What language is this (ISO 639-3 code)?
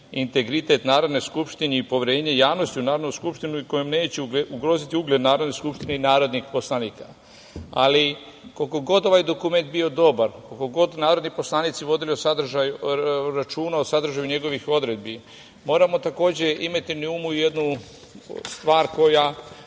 srp